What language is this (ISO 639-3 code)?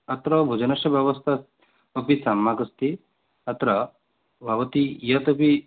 san